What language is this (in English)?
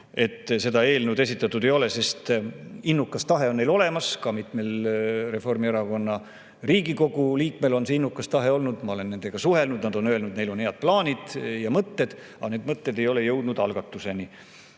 Estonian